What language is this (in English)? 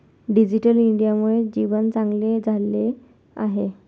Marathi